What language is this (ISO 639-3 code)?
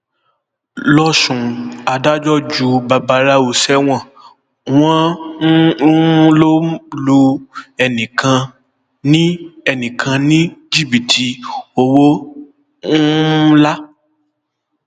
yor